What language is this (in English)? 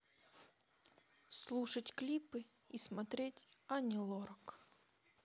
Russian